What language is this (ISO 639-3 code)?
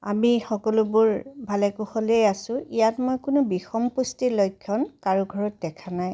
asm